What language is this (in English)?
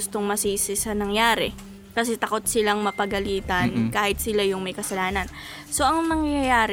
Filipino